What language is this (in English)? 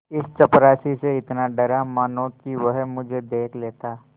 Hindi